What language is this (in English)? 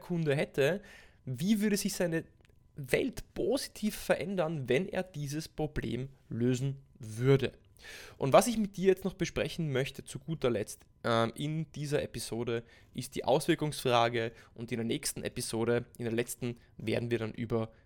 German